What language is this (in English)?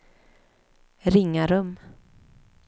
Swedish